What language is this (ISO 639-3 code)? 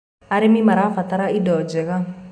kik